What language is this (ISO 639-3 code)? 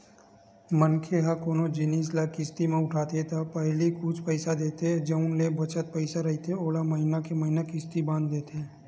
hne